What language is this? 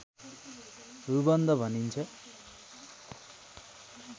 Nepali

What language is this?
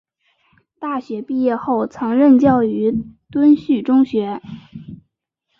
Chinese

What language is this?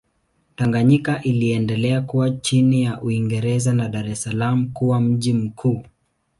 Swahili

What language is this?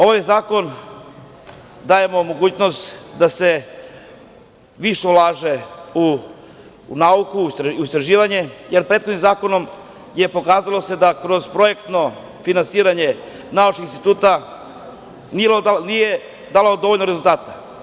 Serbian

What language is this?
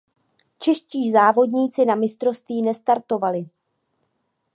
Czech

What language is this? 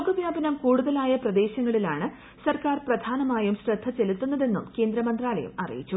Malayalam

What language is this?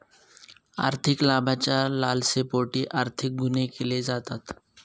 Marathi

